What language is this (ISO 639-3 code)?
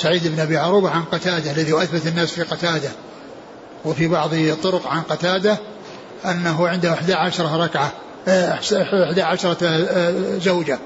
ara